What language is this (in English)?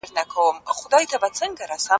Pashto